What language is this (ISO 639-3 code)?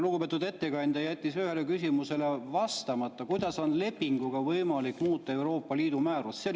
est